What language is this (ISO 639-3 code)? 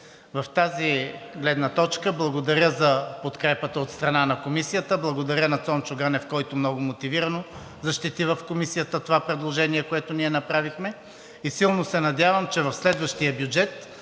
bul